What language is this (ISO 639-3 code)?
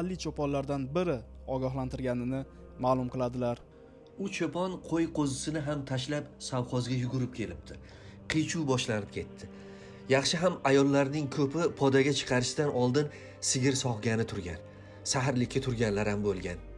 uzb